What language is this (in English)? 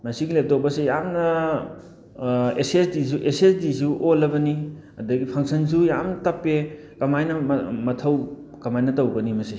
Manipuri